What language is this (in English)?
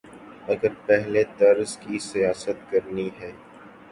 Urdu